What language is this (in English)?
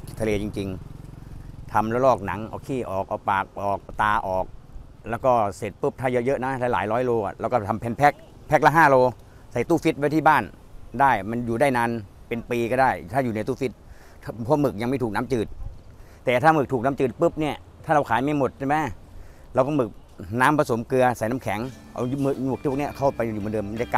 Thai